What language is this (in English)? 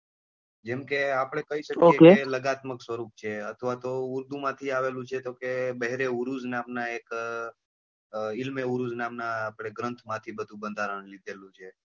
Gujarati